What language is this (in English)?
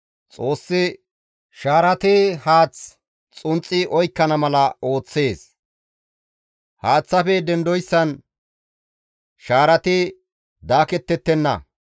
Gamo